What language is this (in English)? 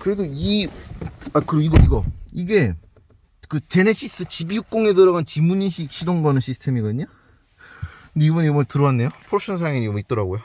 Korean